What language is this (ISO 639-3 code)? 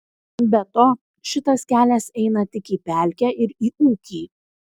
lit